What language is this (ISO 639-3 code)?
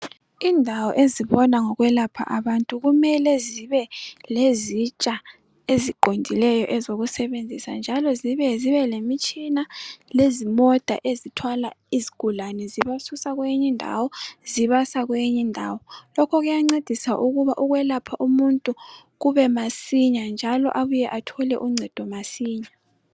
nde